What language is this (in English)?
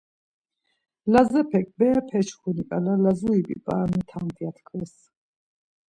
Laz